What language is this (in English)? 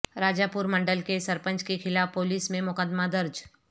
Urdu